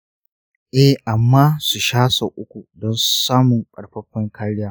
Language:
Hausa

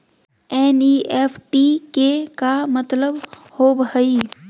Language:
Magahi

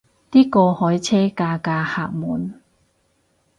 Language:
Cantonese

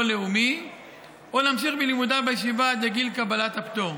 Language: Hebrew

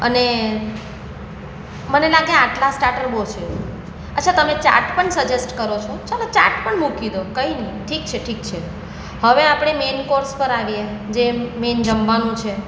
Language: Gujarati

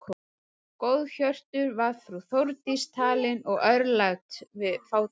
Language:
Icelandic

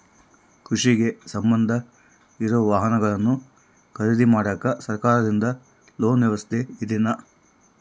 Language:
Kannada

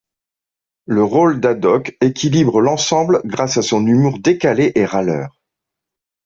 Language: French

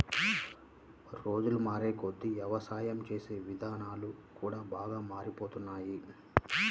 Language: Telugu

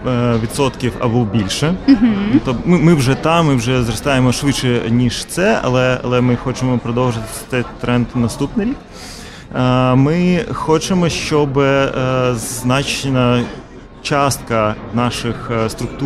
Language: Ukrainian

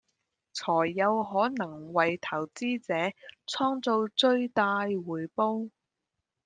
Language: Cantonese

